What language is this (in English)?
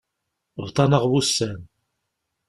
Kabyle